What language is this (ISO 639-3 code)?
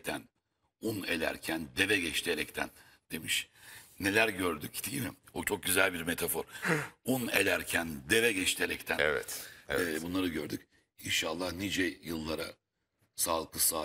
tur